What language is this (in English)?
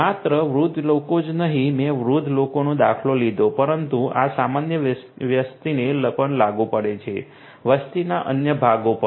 Gujarati